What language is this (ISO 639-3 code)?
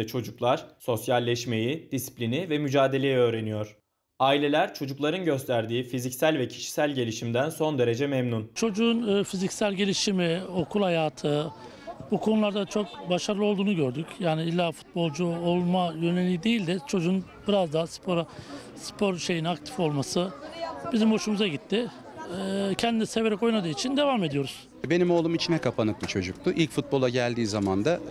tur